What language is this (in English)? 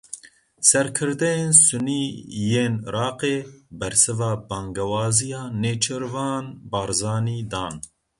Kurdish